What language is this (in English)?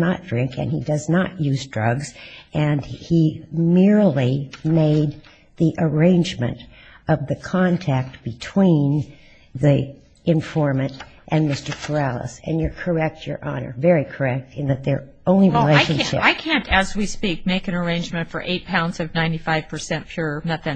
English